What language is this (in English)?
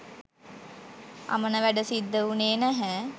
Sinhala